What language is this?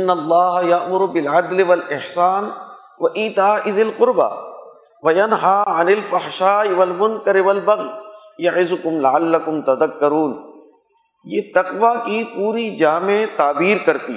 Urdu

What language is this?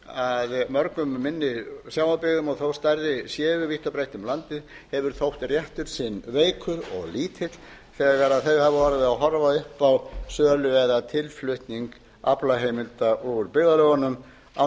Icelandic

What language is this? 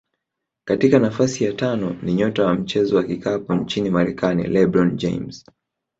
Swahili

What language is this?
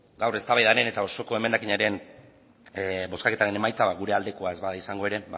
Basque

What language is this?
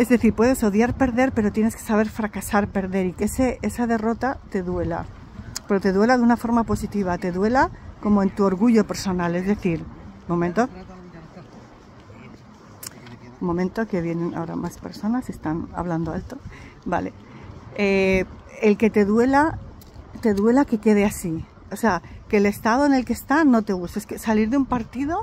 Spanish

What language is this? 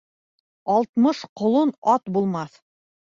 Bashkir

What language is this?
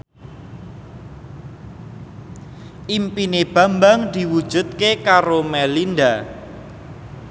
Javanese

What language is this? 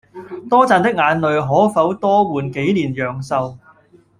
Cantonese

